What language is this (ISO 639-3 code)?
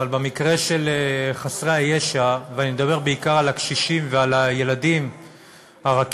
heb